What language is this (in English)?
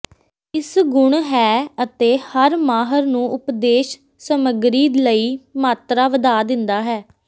Punjabi